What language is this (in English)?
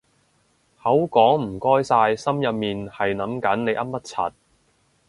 Cantonese